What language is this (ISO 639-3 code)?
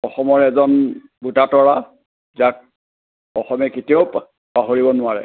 asm